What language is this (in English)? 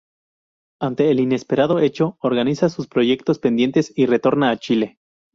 Spanish